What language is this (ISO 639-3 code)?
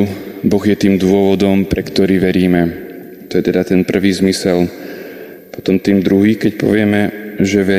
slk